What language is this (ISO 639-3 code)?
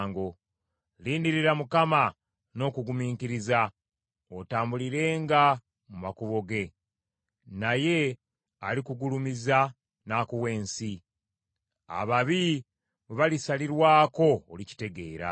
lug